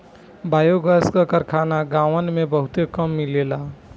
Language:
Bhojpuri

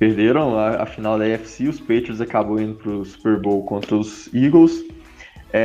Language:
Portuguese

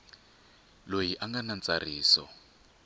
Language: Tsonga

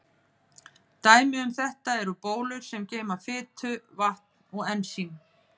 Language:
Icelandic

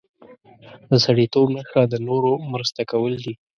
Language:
Pashto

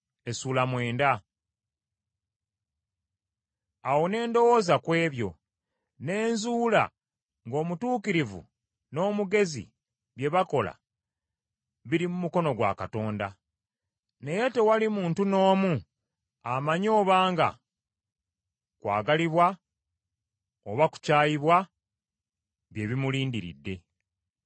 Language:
Ganda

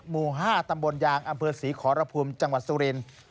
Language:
Thai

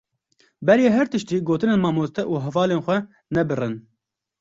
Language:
Kurdish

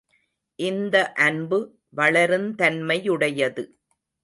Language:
Tamil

